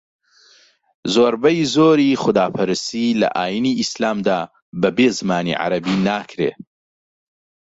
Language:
Central Kurdish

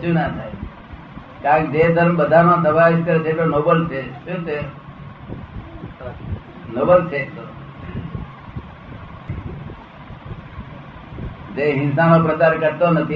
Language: Gujarati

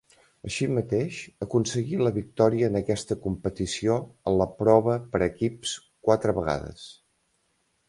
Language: Catalan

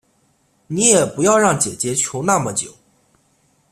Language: Chinese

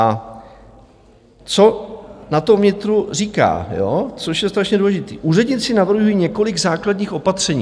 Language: Czech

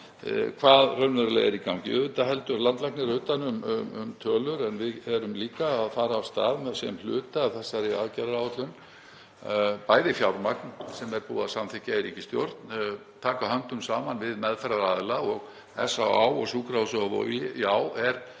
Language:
Icelandic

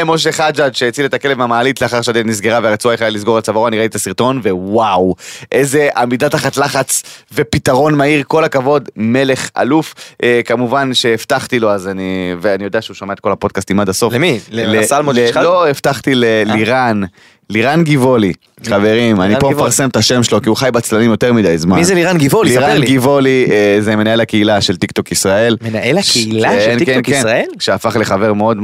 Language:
Hebrew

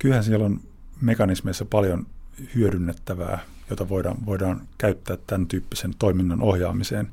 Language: Finnish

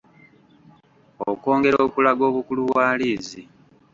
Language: Ganda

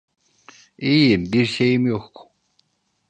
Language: Turkish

